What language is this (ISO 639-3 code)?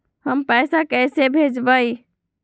mag